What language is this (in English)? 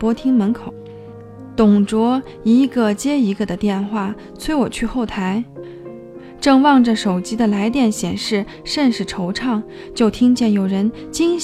Chinese